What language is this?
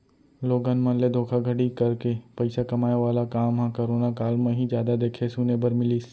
Chhattisgarhi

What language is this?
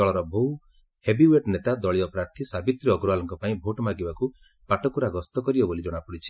Odia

